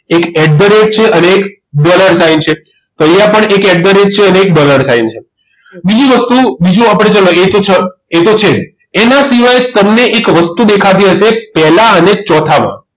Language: Gujarati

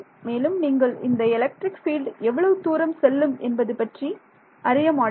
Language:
Tamil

